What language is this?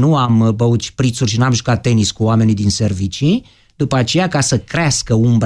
Romanian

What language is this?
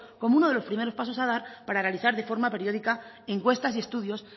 Spanish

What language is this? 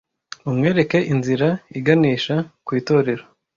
Kinyarwanda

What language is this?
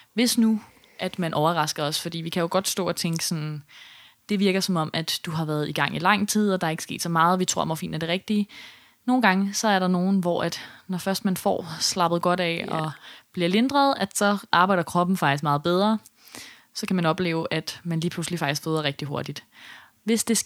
Danish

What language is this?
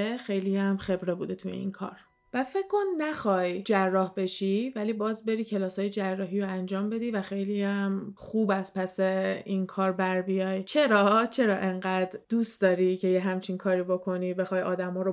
Persian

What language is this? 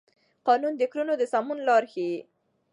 Pashto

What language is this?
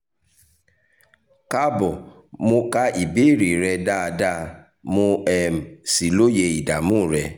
Yoruba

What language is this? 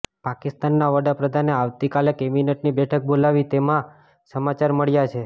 Gujarati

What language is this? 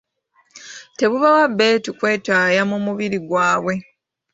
Ganda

